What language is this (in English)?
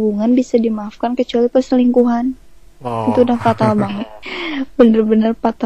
Indonesian